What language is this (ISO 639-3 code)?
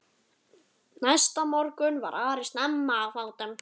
isl